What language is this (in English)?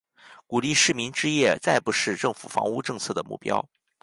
Chinese